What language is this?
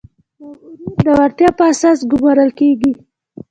Pashto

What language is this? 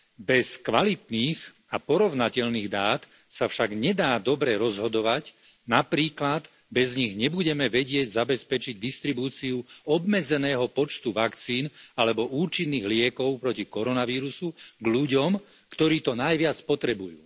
Slovak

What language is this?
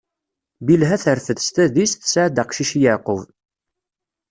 Kabyle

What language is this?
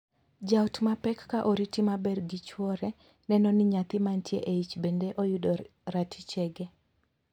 Luo (Kenya and Tanzania)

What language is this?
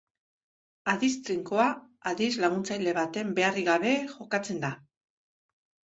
Basque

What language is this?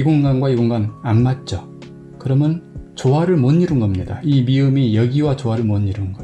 Korean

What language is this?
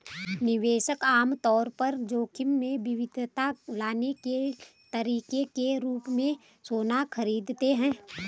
Hindi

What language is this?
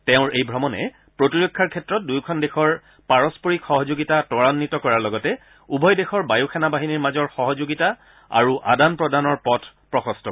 Assamese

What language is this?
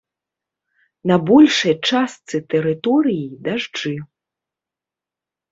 Belarusian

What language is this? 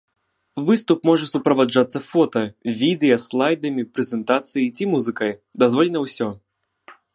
Belarusian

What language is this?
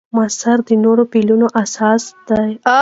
Pashto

